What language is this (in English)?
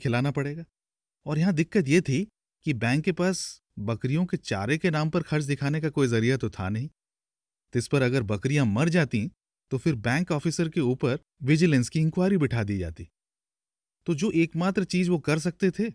Hindi